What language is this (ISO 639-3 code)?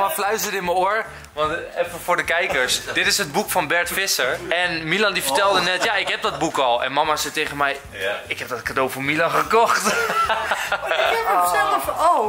nld